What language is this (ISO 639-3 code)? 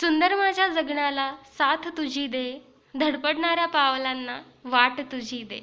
mar